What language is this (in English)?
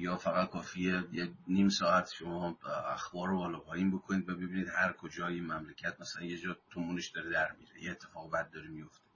Persian